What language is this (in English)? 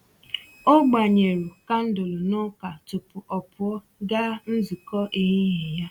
Igbo